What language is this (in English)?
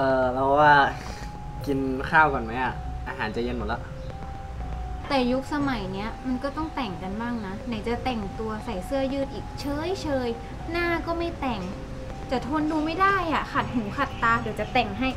Thai